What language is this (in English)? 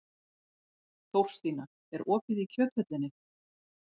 Icelandic